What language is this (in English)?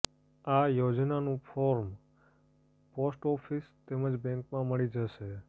Gujarati